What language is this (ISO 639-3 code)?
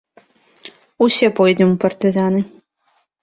bel